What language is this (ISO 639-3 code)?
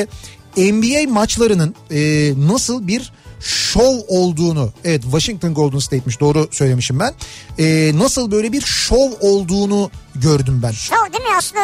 tur